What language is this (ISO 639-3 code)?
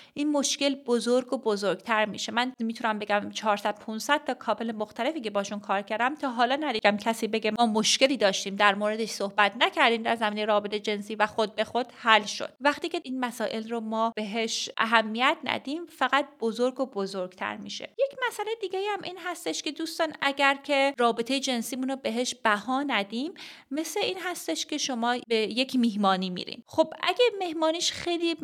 fas